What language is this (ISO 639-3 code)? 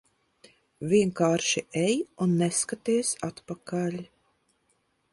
lav